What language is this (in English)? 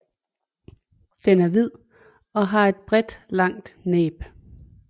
Danish